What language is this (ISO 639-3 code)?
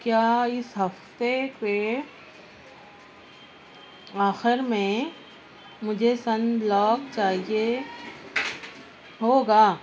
urd